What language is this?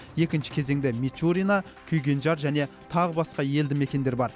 Kazakh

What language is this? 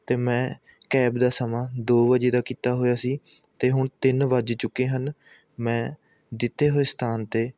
Punjabi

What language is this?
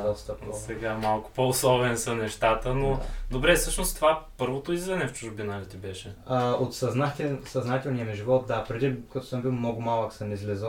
Bulgarian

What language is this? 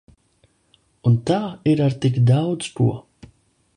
Latvian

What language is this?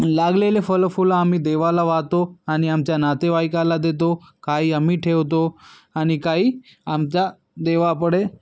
Marathi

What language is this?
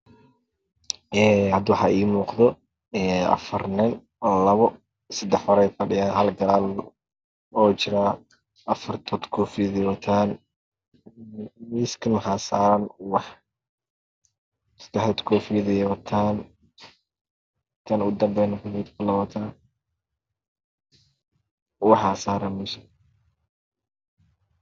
Somali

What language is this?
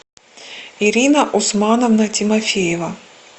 Russian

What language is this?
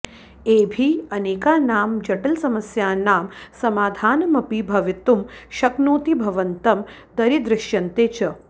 Sanskrit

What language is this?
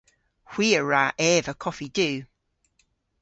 Cornish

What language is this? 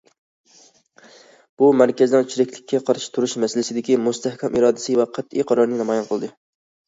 Uyghur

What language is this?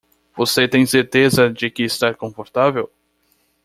Portuguese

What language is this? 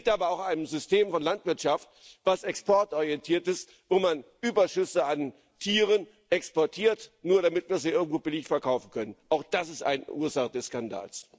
German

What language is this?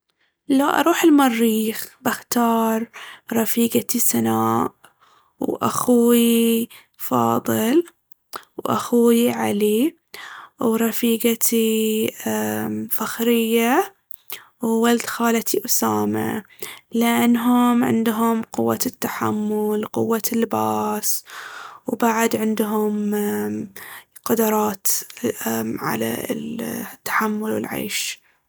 Baharna Arabic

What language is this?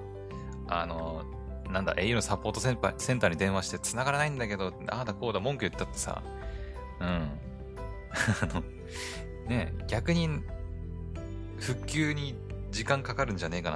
Japanese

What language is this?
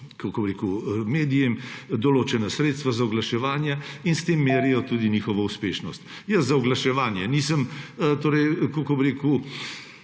Slovenian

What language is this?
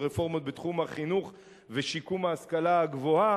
Hebrew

